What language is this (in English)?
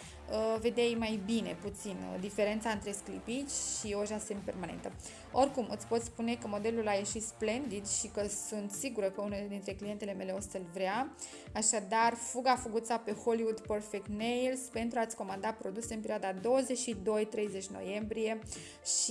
Romanian